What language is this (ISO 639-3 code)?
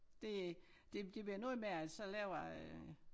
dan